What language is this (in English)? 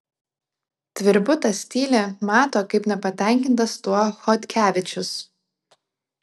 Lithuanian